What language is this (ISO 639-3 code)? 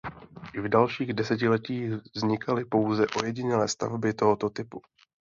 ces